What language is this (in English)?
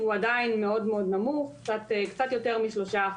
Hebrew